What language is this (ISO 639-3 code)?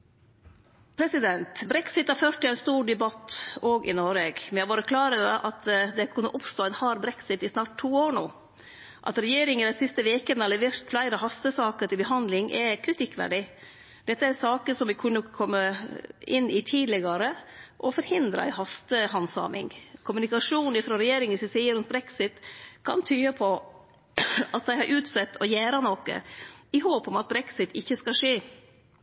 nno